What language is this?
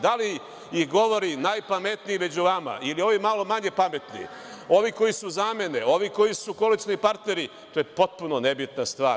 Serbian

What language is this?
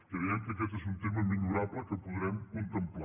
Catalan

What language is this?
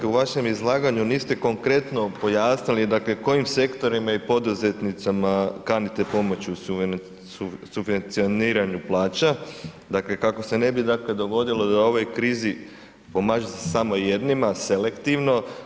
Croatian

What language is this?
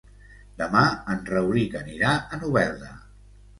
Catalan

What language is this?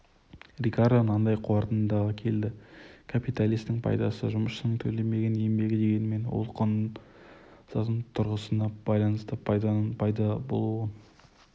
Kazakh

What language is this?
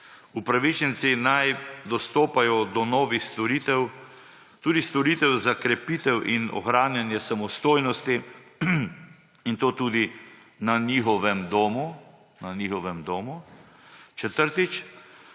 Slovenian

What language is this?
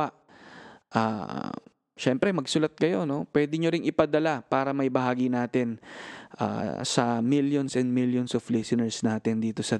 Filipino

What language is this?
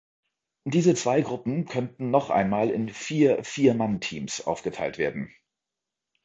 German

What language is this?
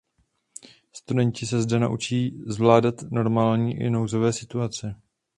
Czech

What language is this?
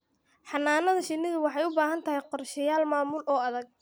Somali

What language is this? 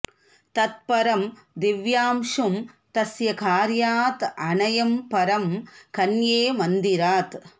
Sanskrit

